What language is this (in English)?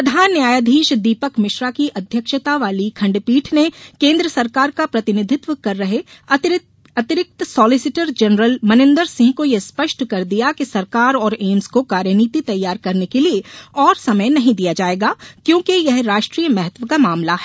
Hindi